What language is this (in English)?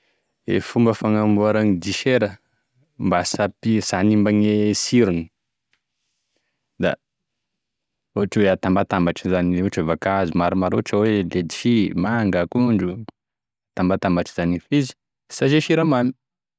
Tesaka Malagasy